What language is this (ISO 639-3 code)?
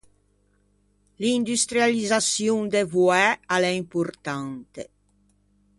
lij